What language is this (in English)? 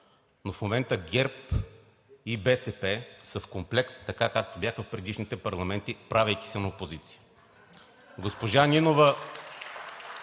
Bulgarian